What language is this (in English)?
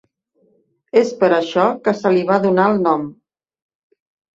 Catalan